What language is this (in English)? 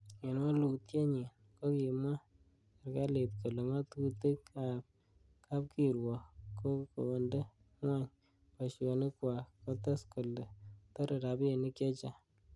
Kalenjin